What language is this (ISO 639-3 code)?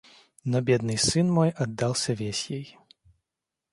rus